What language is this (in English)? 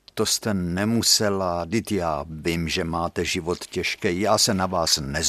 Czech